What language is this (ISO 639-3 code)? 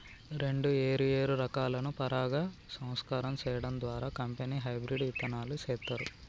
tel